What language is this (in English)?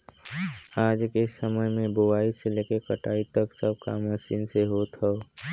Bhojpuri